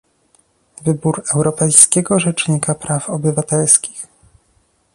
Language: Polish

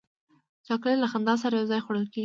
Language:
Pashto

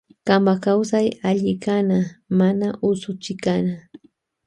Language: Loja Highland Quichua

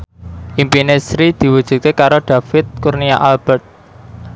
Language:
Javanese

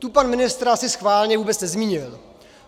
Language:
Czech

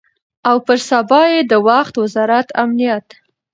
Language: Pashto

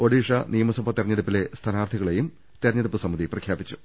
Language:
Malayalam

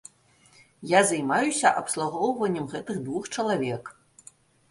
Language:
Belarusian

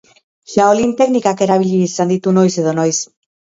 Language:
Basque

